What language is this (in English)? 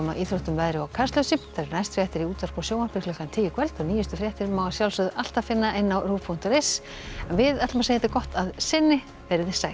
Icelandic